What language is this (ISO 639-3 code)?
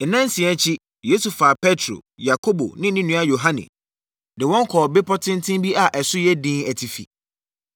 aka